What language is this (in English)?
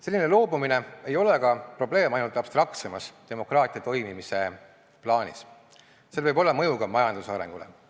Estonian